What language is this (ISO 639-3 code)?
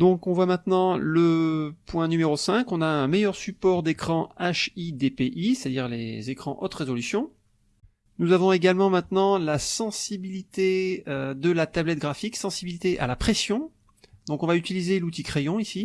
fra